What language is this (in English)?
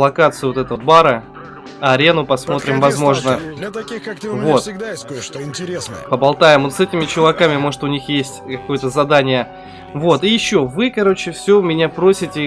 Russian